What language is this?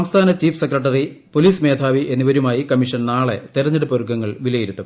Malayalam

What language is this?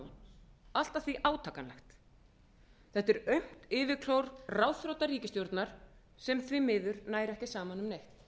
Icelandic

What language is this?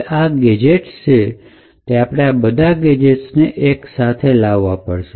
Gujarati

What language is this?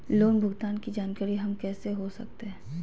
Magahi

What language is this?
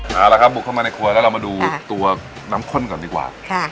Thai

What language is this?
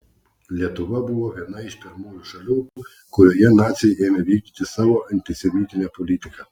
Lithuanian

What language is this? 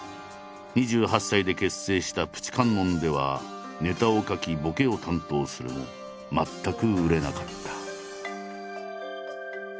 Japanese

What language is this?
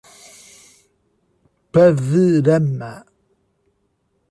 Portuguese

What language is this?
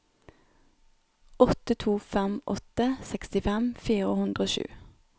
Norwegian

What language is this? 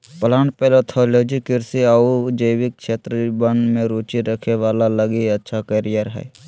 Magahi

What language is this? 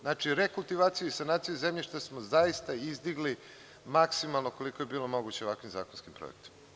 Serbian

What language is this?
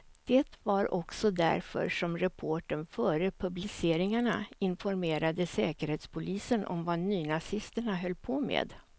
Swedish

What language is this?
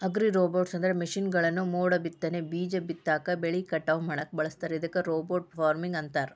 Kannada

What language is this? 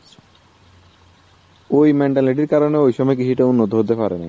Bangla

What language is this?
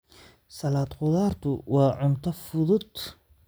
Somali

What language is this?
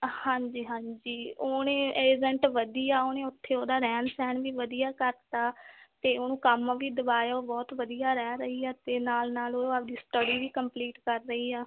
Punjabi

